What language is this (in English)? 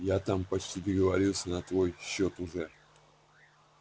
Russian